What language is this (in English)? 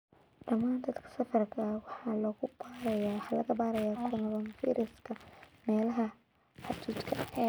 Somali